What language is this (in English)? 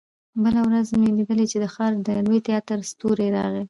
Pashto